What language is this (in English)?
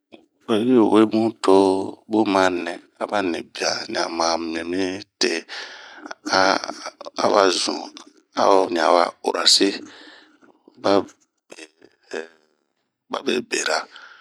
Bomu